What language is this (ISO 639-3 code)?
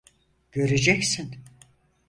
tur